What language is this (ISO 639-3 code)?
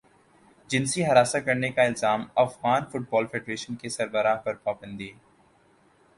urd